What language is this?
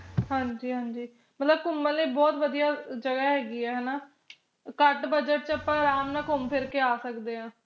Punjabi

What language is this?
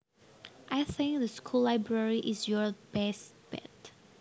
Javanese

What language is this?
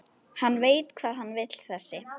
Icelandic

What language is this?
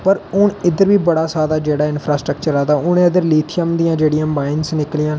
Dogri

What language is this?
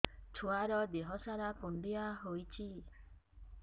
Odia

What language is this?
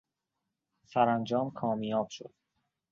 Persian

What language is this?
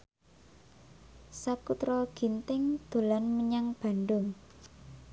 Javanese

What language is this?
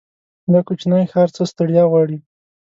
Pashto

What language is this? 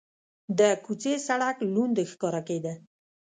Pashto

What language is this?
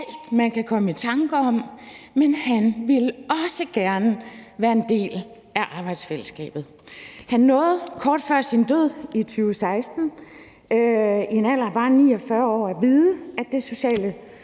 Danish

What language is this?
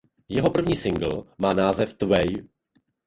Czech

